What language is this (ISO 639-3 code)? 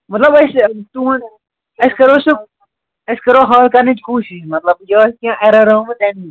kas